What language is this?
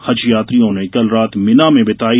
Hindi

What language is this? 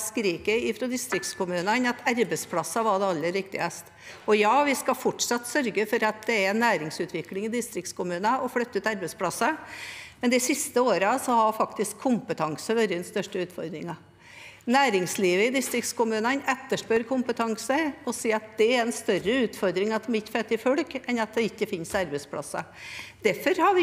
Norwegian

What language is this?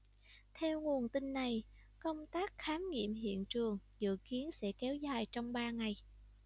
Vietnamese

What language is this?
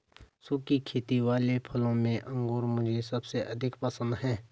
Hindi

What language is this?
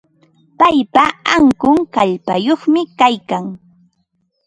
Ambo-Pasco Quechua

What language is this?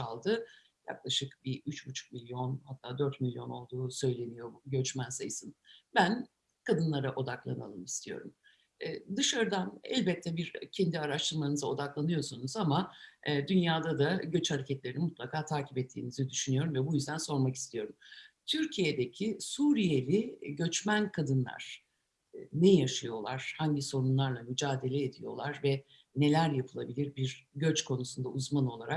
Turkish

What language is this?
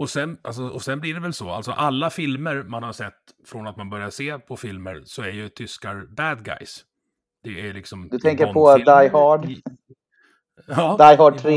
Swedish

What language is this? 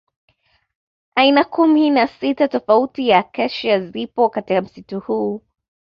Swahili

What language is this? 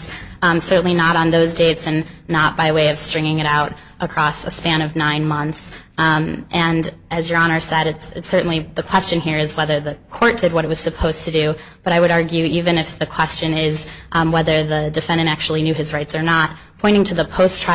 English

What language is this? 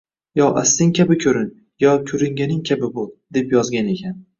Uzbek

